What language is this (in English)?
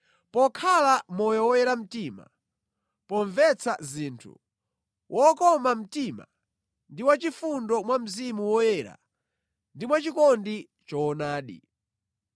Nyanja